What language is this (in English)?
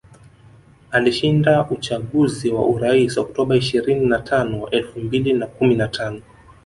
Swahili